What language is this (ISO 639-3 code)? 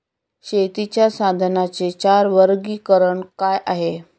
mar